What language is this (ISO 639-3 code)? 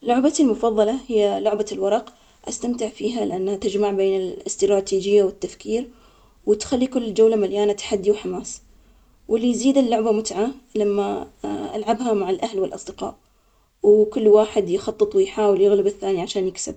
acx